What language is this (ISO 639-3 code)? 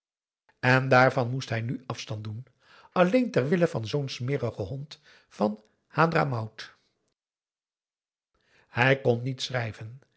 nld